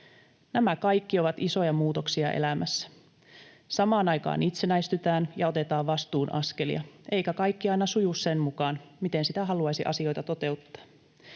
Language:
Finnish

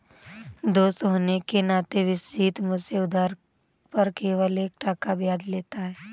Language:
Hindi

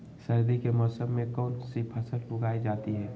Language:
Magahi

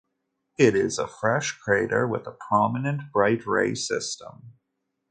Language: English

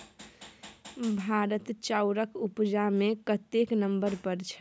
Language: Maithili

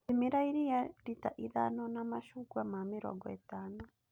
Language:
Kikuyu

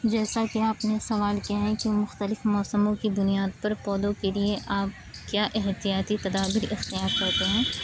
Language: Urdu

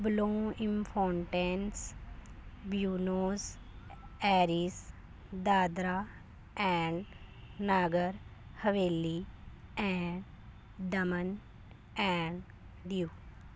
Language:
Punjabi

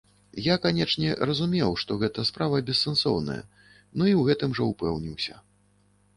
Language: Belarusian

